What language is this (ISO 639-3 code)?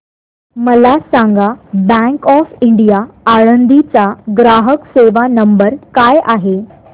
mar